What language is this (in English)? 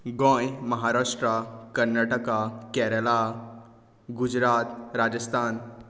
Konkani